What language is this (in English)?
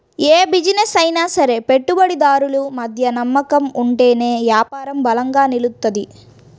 Telugu